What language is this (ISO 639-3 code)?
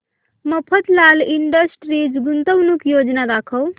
mar